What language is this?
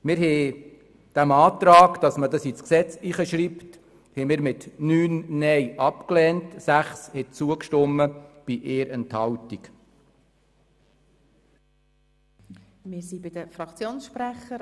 Swiss German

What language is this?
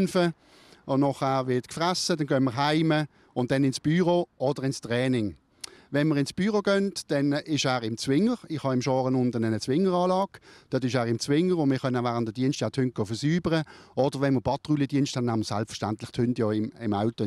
German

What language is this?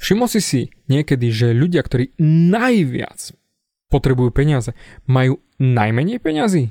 Slovak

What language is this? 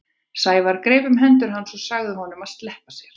Icelandic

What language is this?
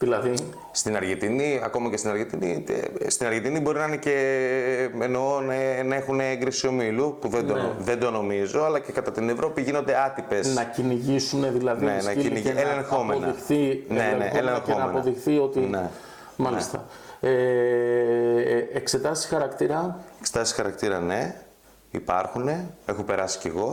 Greek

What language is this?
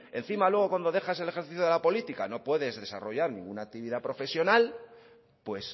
Spanish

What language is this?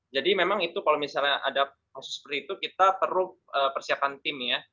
Indonesian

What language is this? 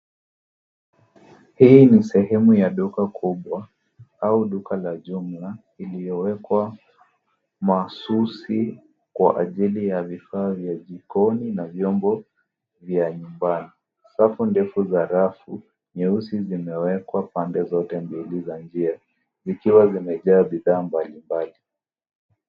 Swahili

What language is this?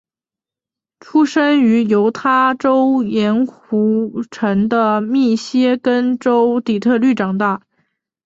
Chinese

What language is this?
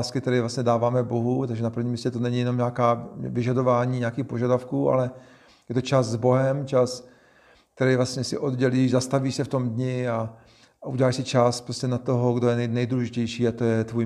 Czech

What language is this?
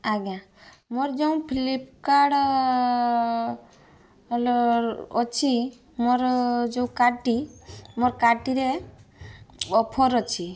Odia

